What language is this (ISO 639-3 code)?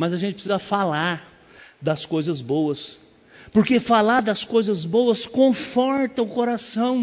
por